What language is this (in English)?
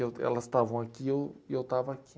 Portuguese